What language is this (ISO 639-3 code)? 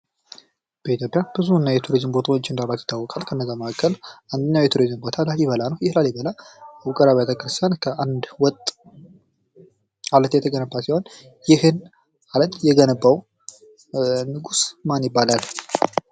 amh